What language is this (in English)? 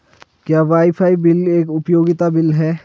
Hindi